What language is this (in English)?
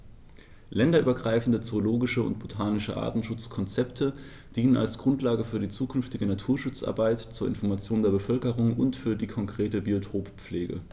German